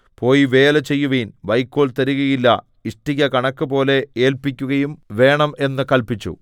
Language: Malayalam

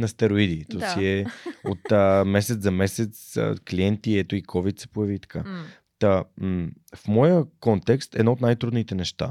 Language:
Bulgarian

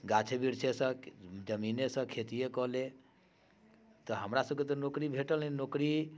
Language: Maithili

